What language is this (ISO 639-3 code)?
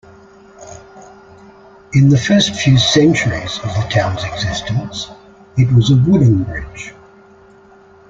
eng